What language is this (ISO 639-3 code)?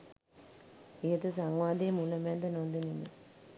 sin